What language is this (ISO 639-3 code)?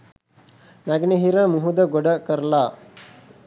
sin